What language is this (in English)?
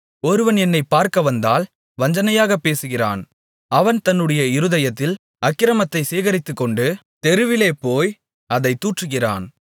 Tamil